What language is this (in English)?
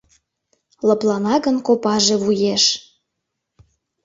Mari